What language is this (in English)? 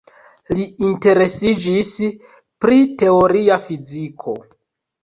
Esperanto